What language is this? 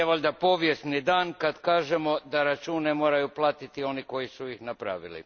Croatian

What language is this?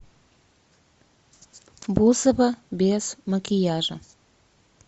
Russian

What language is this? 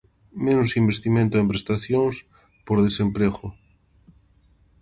Galician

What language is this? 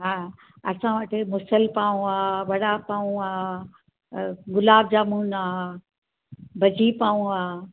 Sindhi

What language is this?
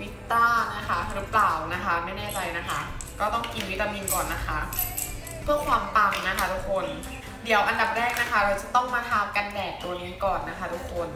Thai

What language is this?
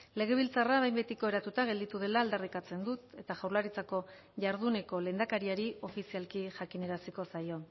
Basque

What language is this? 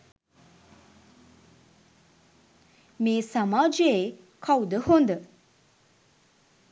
Sinhala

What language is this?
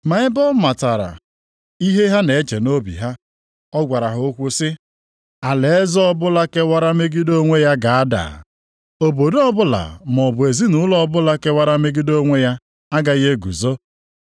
Igbo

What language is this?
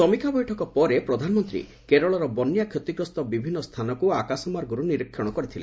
Odia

